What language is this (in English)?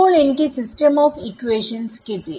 Malayalam